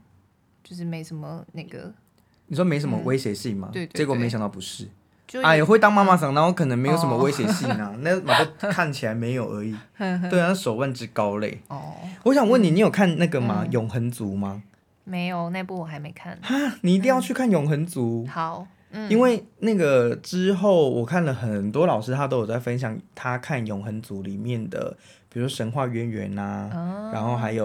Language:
Chinese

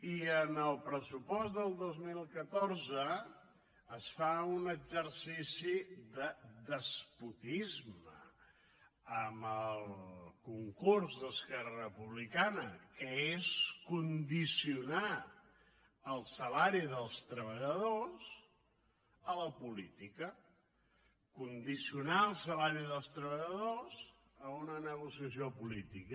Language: Catalan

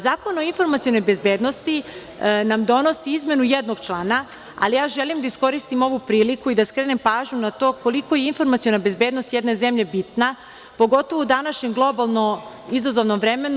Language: Serbian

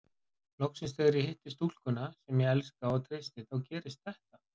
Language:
Icelandic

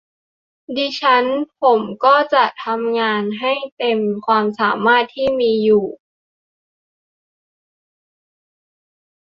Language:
Thai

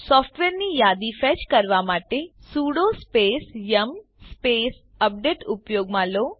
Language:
Gujarati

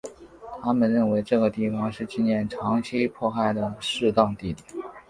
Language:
Chinese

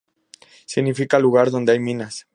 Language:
Spanish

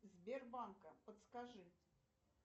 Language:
Russian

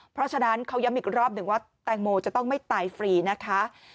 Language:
Thai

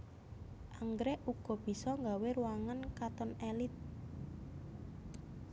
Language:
Javanese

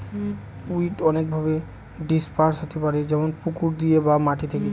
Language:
Bangla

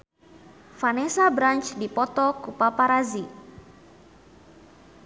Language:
Sundanese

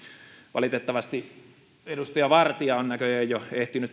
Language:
Finnish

